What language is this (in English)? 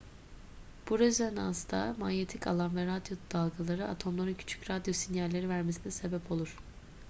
Turkish